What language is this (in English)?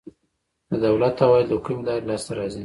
Pashto